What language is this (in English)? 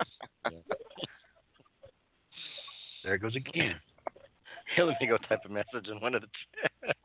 English